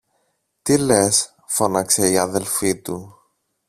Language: Greek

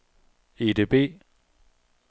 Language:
Danish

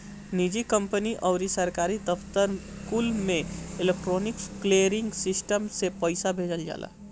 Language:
Bhojpuri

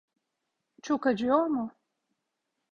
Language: Turkish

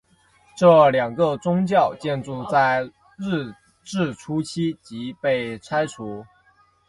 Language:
Chinese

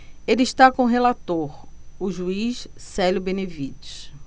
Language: Portuguese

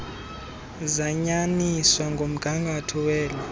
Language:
Xhosa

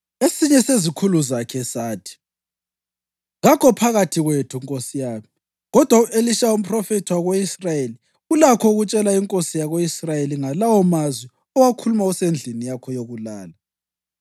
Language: North Ndebele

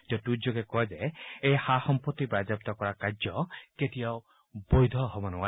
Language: Assamese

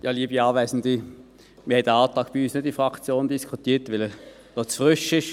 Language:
Swiss German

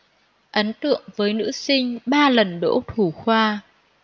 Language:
Vietnamese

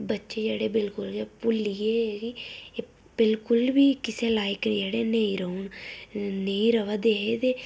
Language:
Dogri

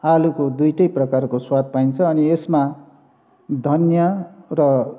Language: Nepali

